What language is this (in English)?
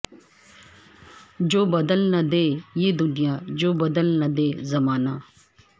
Urdu